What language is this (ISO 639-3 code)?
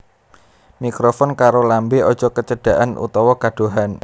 jav